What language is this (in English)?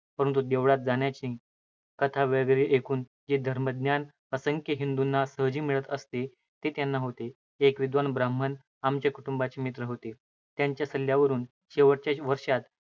Marathi